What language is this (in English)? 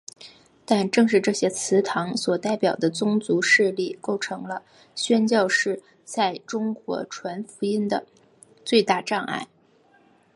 Chinese